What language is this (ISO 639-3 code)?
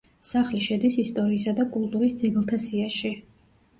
kat